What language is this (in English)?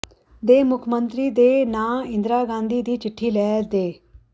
Punjabi